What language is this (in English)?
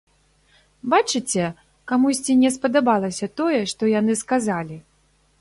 Belarusian